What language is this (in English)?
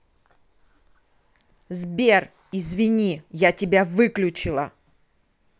Russian